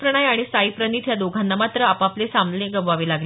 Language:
Marathi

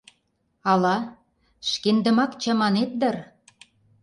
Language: Mari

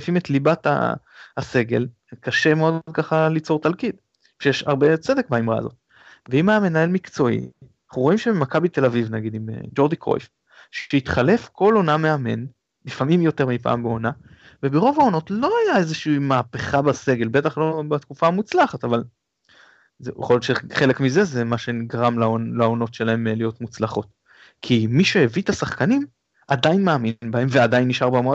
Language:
Hebrew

